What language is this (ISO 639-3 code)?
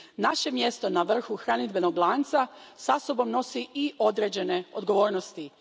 hrv